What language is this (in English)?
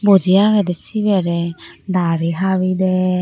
Chakma